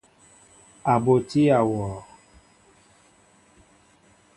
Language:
Mbo (Cameroon)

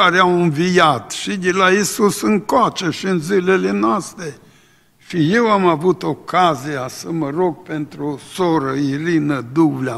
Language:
Romanian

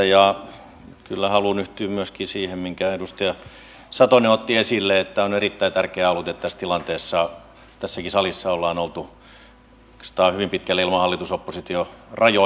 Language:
Finnish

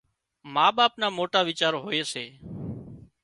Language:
Wadiyara Koli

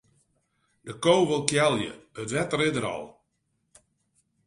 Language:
Western Frisian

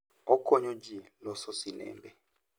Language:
Luo (Kenya and Tanzania)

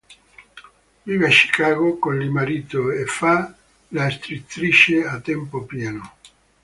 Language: Italian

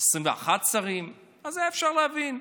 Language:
Hebrew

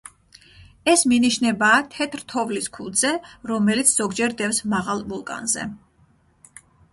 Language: Georgian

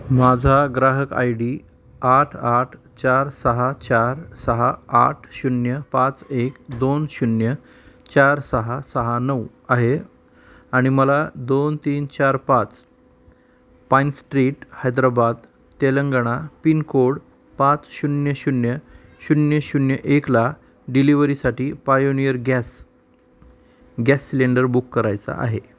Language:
Marathi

